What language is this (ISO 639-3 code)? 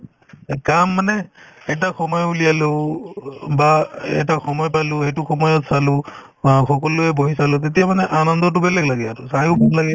asm